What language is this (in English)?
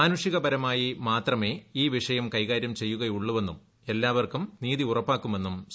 Malayalam